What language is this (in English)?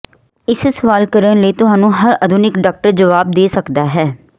Punjabi